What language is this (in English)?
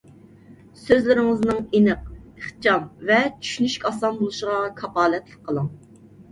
Uyghur